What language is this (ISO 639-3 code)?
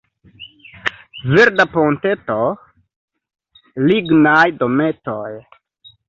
epo